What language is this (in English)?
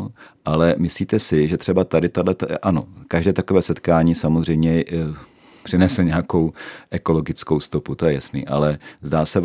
Czech